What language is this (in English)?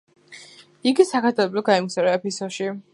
Georgian